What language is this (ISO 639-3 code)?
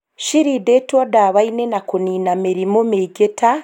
kik